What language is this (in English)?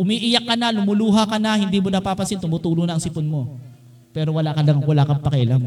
Filipino